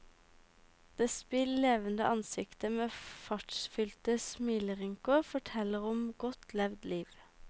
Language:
Norwegian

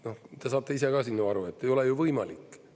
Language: Estonian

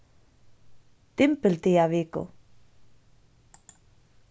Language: Faroese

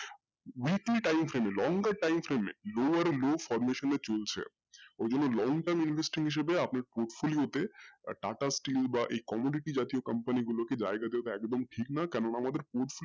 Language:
Bangla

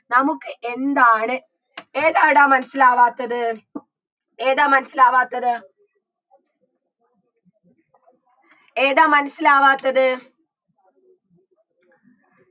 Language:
Malayalam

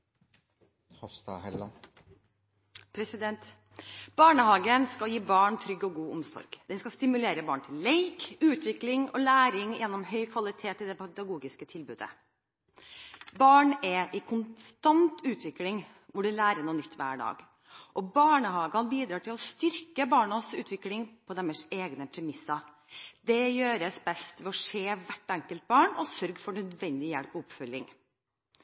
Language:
Norwegian Bokmål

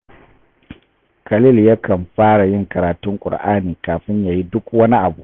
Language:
Hausa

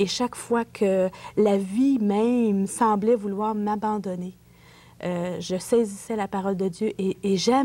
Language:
French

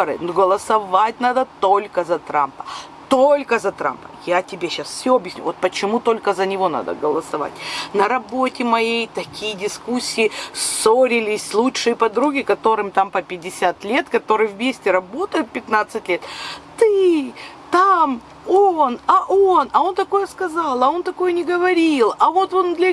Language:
Russian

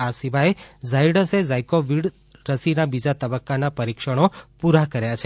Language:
Gujarati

